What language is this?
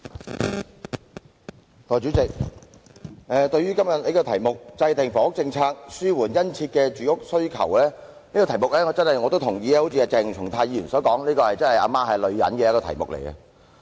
Cantonese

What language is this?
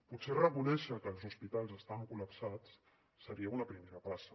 Catalan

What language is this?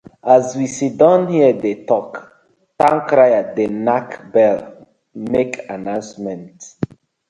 Nigerian Pidgin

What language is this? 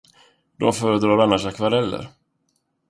Swedish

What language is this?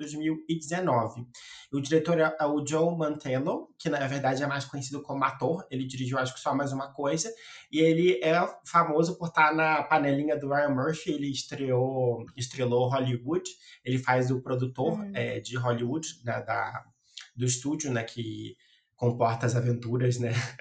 Portuguese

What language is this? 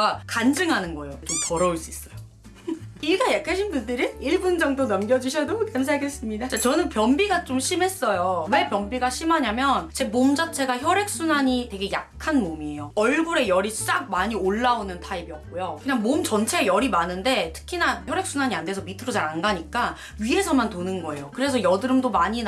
Korean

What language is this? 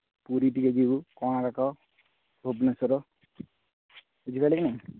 Odia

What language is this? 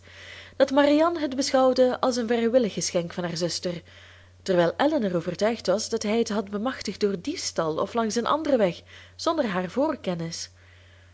Dutch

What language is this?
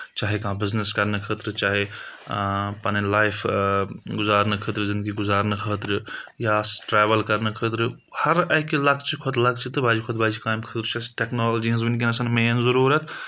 Kashmiri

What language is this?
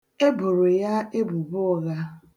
Igbo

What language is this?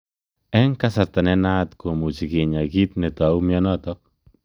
Kalenjin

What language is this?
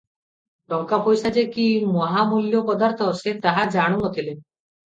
Odia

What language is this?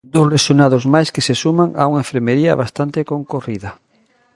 Galician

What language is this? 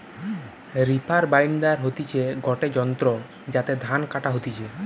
Bangla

